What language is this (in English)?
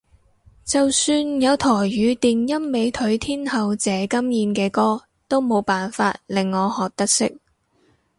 Cantonese